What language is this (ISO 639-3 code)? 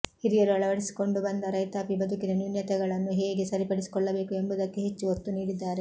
kan